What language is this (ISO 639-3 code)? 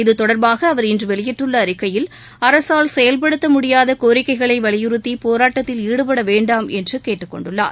tam